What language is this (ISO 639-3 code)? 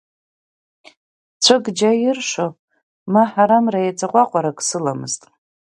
abk